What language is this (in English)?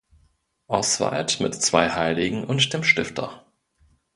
German